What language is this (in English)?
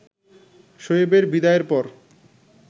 Bangla